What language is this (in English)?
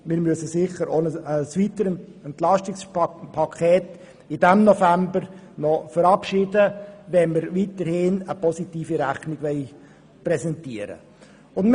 Swiss German